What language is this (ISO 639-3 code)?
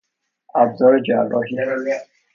fas